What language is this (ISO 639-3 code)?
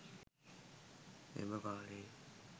sin